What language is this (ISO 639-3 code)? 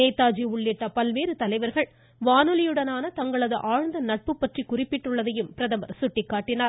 tam